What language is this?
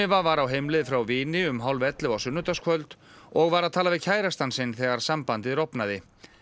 Icelandic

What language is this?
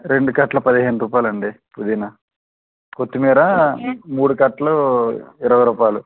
Telugu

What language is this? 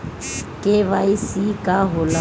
Bhojpuri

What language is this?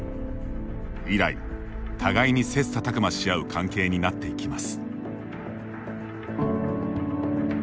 Japanese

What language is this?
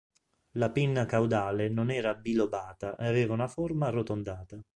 Italian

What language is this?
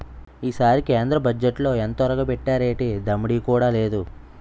Telugu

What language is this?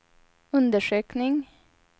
Swedish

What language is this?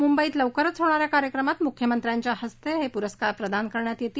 Marathi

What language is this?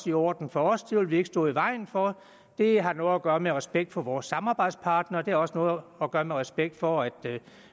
Danish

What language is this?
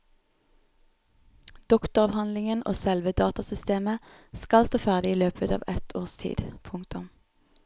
Norwegian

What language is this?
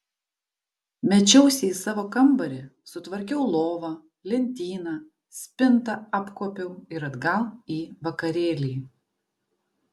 Lithuanian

